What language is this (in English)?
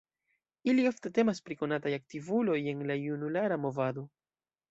Esperanto